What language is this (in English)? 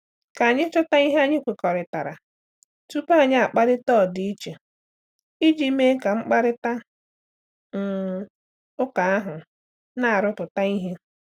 Igbo